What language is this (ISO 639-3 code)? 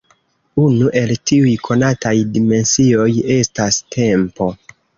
epo